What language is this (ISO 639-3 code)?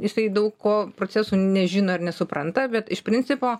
lit